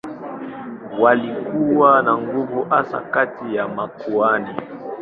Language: Swahili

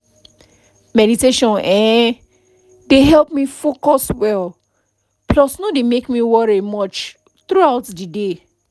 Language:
Nigerian Pidgin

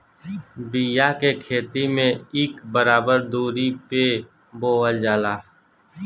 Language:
Bhojpuri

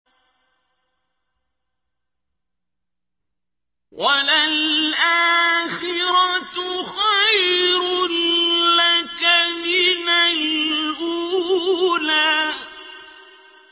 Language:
Arabic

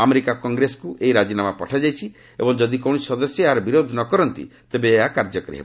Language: Odia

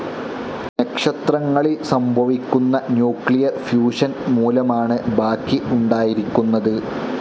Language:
Malayalam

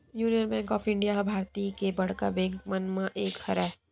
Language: Chhattisgarhi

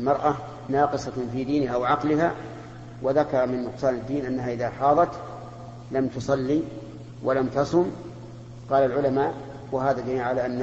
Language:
Arabic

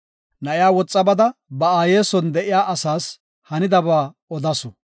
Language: Gofa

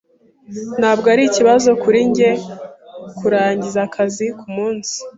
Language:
Kinyarwanda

